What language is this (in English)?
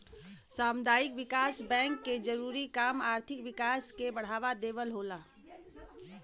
Bhojpuri